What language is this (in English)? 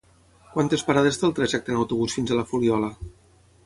Catalan